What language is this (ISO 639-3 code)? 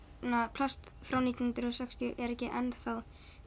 isl